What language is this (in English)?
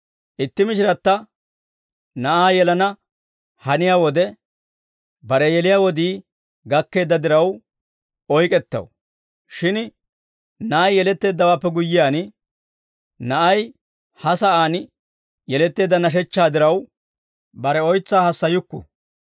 Dawro